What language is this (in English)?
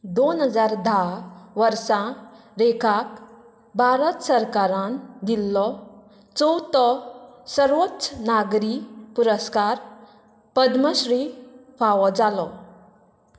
Konkani